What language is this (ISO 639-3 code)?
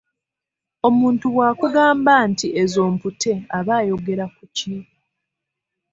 lug